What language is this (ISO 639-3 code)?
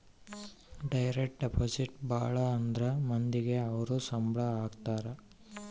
kan